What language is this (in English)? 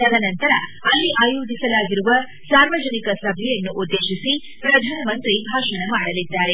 Kannada